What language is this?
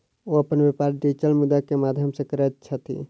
Maithili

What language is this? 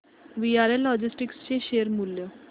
Marathi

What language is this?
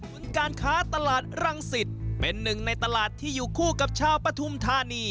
Thai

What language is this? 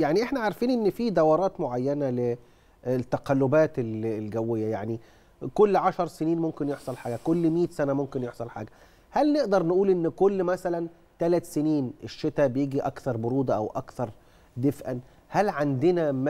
Arabic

